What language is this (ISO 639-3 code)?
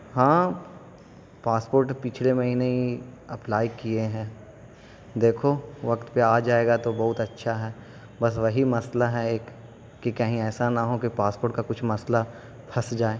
urd